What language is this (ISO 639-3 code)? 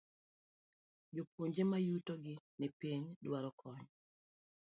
luo